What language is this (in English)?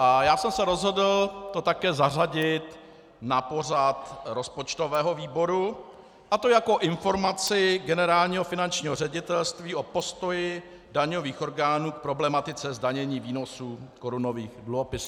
Czech